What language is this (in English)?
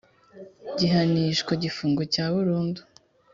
Kinyarwanda